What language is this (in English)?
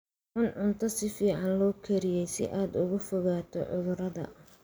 Somali